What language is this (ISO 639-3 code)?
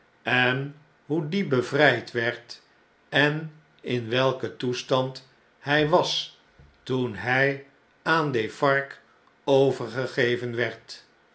nld